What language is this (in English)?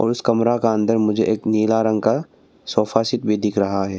Hindi